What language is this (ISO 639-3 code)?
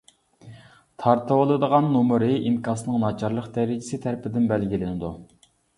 uig